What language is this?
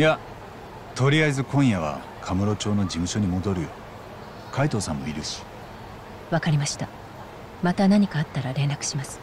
Japanese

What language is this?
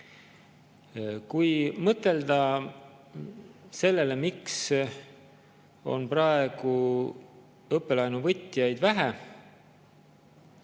Estonian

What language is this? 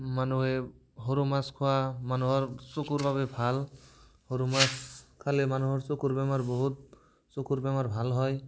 Assamese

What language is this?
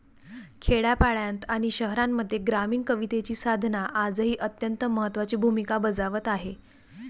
Marathi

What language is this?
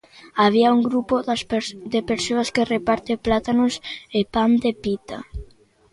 Galician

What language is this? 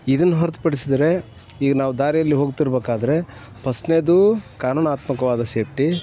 Kannada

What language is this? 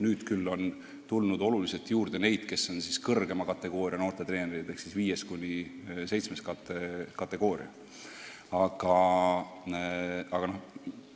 Estonian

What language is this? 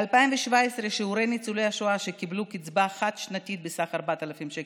Hebrew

